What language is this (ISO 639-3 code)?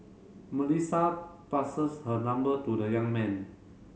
eng